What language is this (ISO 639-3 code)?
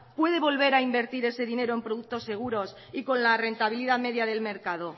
spa